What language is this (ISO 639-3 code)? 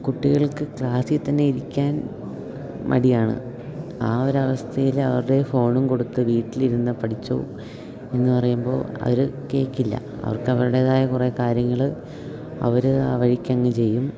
mal